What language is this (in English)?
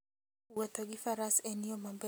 Luo (Kenya and Tanzania)